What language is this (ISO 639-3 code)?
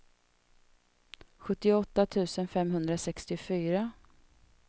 swe